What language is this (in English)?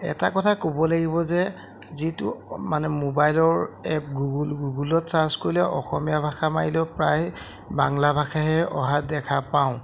Assamese